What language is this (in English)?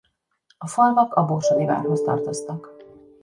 Hungarian